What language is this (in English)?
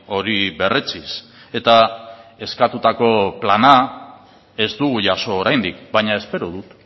Basque